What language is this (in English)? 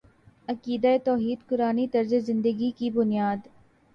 Urdu